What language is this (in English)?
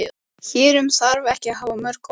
Icelandic